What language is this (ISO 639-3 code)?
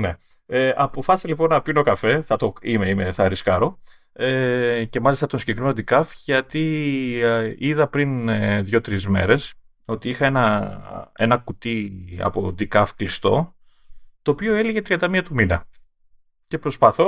ell